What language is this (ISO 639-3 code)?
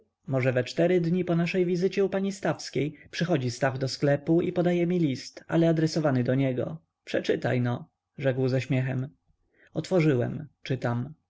pol